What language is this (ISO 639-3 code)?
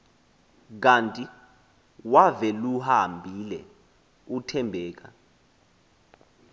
xho